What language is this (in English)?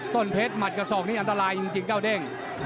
Thai